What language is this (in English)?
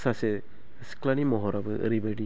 Bodo